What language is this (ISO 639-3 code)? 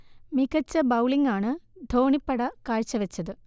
mal